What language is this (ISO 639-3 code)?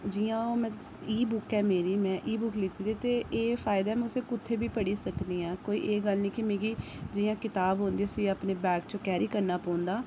doi